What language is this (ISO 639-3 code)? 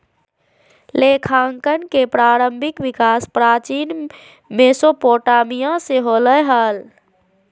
mag